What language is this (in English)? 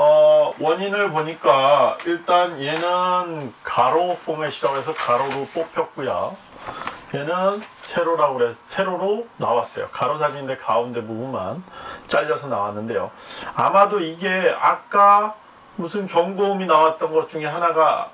Korean